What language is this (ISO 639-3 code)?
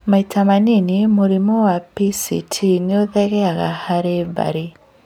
kik